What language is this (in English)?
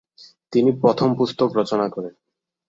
Bangla